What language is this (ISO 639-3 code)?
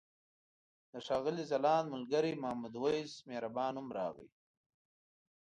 pus